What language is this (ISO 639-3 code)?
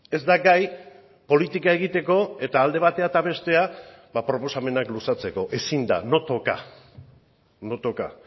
eus